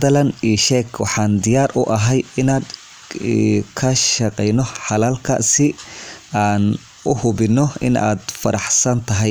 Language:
Somali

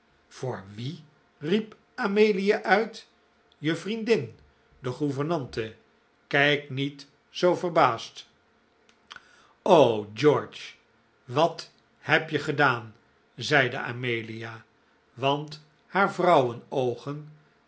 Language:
Dutch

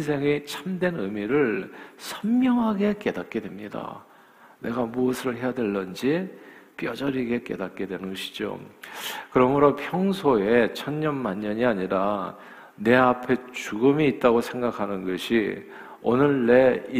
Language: Korean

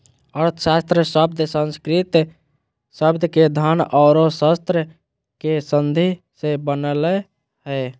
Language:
Magahi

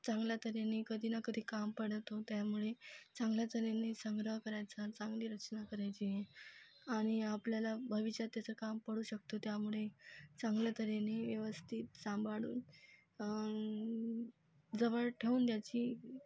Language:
Marathi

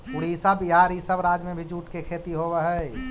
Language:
Magahi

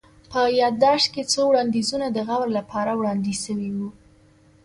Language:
Pashto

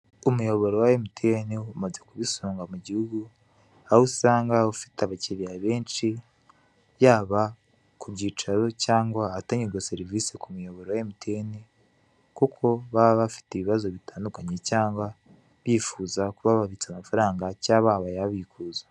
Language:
Kinyarwanda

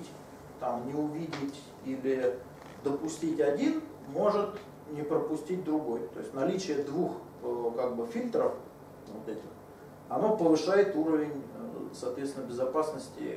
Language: Russian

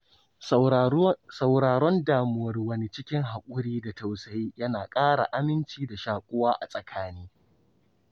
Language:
Hausa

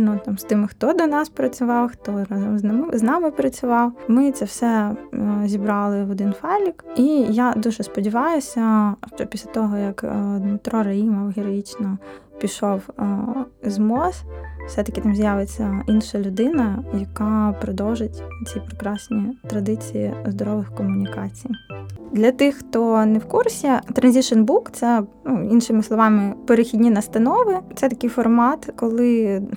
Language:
Ukrainian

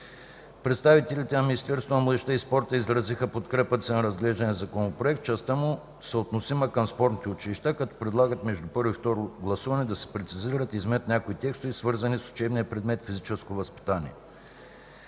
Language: Bulgarian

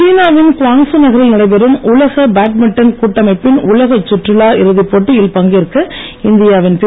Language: Tamil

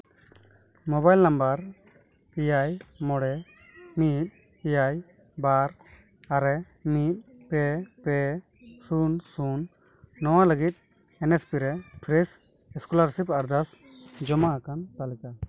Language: Santali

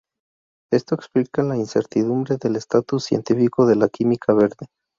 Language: Spanish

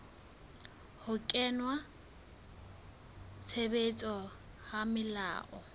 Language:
Southern Sotho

